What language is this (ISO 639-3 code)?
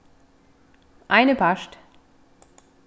fao